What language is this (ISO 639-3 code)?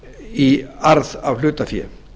isl